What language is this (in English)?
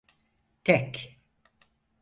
Turkish